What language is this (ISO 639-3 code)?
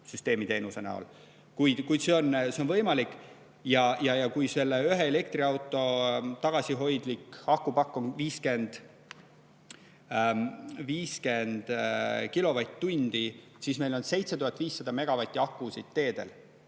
est